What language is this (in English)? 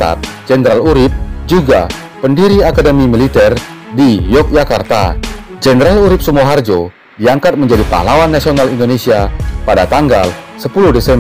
Indonesian